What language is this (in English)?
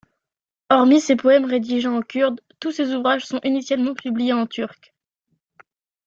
French